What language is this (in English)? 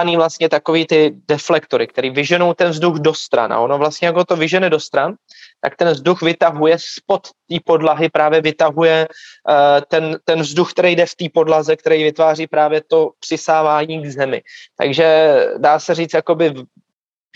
Czech